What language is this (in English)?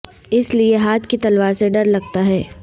Urdu